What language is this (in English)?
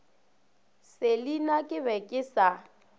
Northern Sotho